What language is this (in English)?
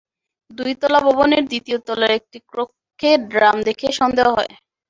Bangla